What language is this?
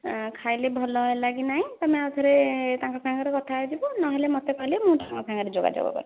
Odia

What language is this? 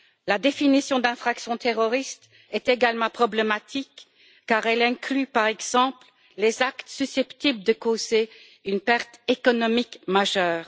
French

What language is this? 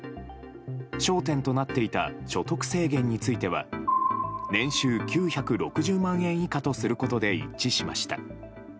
Japanese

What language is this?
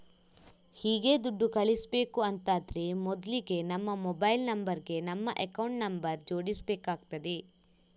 Kannada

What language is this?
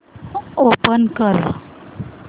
Marathi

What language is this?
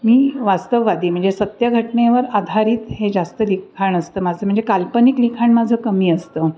Marathi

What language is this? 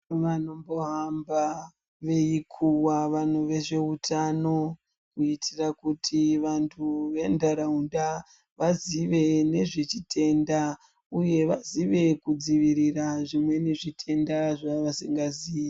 Ndau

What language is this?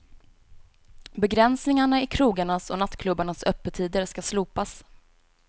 Swedish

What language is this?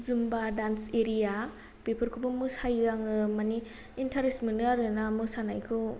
Bodo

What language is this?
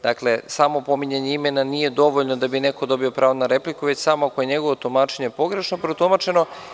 Serbian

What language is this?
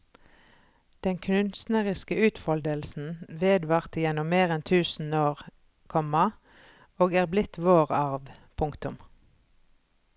Norwegian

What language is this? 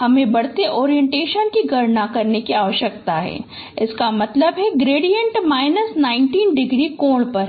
Hindi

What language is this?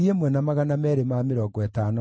Kikuyu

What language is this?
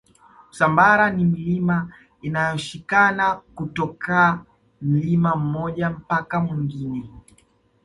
Swahili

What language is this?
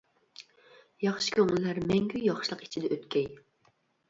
Uyghur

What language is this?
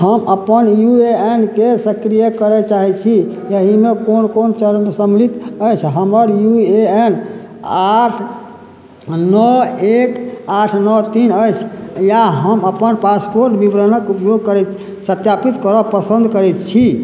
Maithili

